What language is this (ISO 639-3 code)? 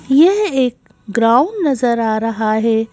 hin